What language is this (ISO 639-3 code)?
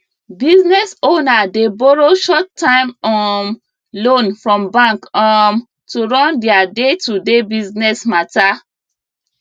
pcm